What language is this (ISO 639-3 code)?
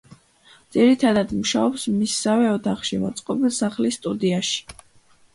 kat